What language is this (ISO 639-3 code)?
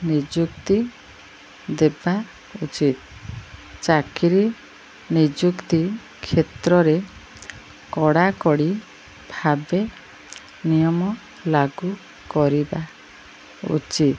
ori